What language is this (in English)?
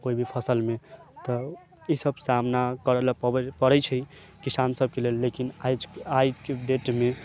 Maithili